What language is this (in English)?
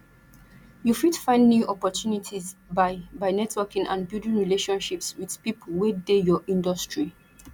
Nigerian Pidgin